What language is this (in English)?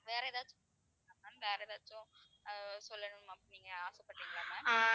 Tamil